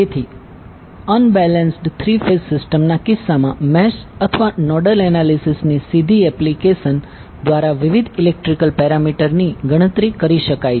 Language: Gujarati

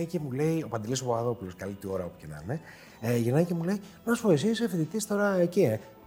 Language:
Greek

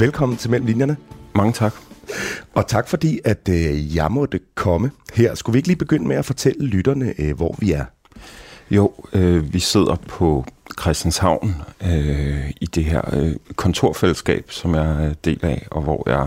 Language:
Danish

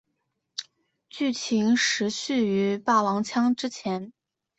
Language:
Chinese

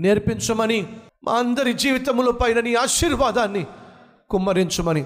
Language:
Telugu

